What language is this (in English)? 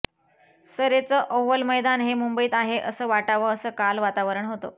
Marathi